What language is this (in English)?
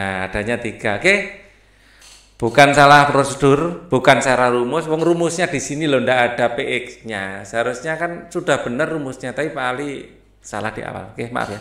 Indonesian